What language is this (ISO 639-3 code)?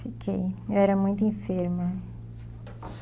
por